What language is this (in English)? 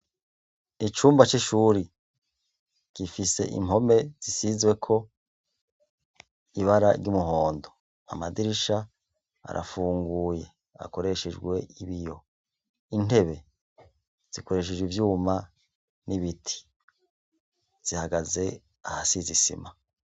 Rundi